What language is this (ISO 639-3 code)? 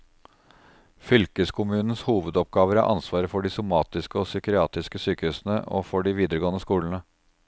nor